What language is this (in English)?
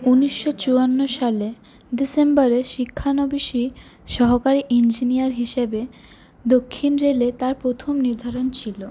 Bangla